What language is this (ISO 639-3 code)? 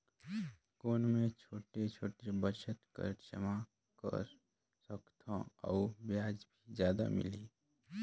hne